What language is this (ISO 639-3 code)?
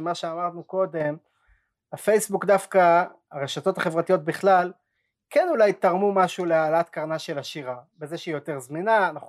heb